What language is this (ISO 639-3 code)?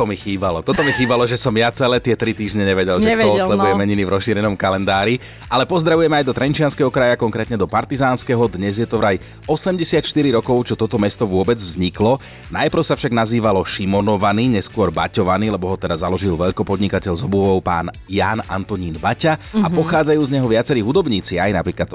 slk